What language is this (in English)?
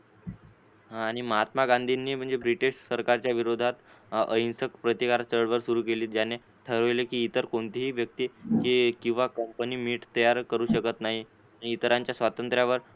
Marathi